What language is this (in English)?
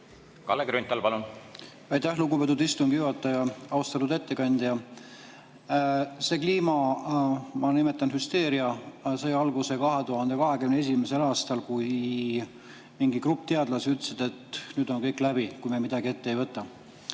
Estonian